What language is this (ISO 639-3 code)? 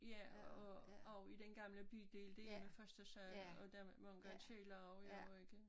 dan